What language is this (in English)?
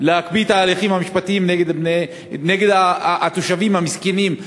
Hebrew